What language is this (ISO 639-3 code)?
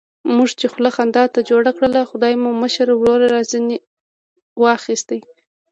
pus